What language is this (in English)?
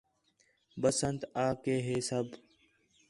Khetrani